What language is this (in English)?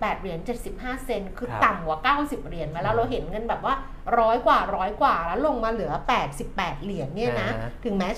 Thai